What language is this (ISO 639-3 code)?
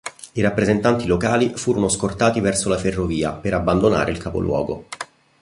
ita